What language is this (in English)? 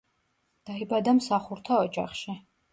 Georgian